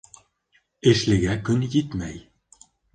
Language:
Bashkir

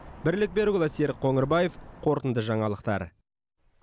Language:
Kazakh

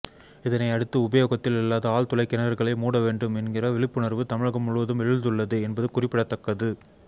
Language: Tamil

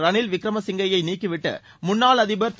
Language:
Tamil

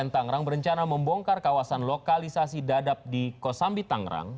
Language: Indonesian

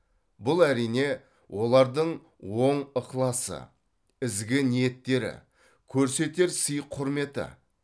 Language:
Kazakh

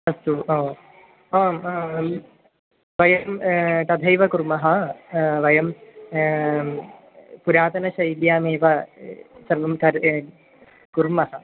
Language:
Sanskrit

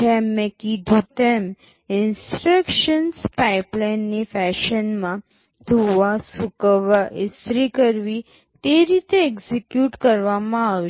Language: Gujarati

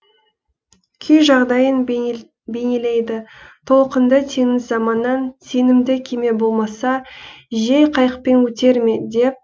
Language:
Kazakh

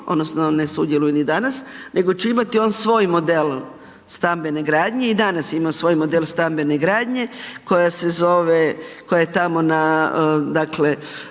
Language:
Croatian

